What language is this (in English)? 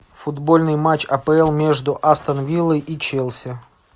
Russian